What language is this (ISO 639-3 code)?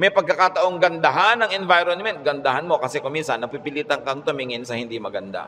fil